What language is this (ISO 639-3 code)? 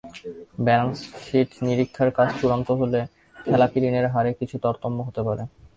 ben